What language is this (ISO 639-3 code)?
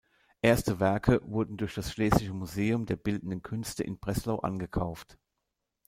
deu